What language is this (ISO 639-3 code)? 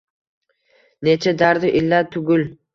uzb